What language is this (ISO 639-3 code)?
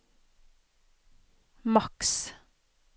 nor